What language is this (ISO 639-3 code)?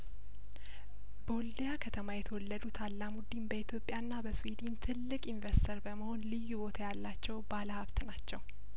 amh